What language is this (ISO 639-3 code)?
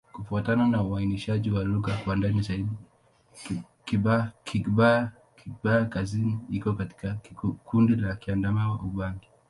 swa